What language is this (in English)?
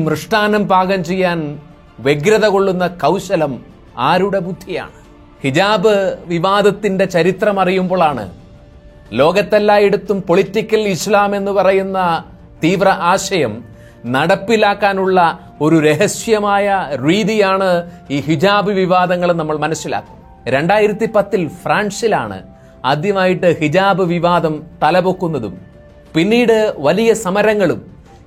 Malayalam